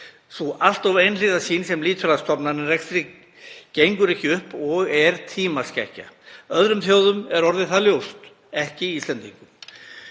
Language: Icelandic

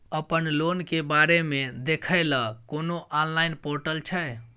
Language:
Maithili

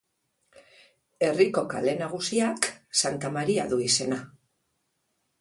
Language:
Basque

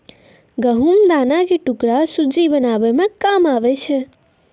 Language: Maithili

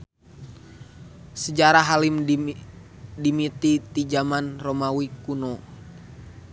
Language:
Sundanese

